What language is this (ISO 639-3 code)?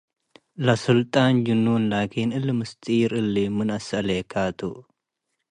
tig